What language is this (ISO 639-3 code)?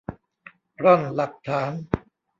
tha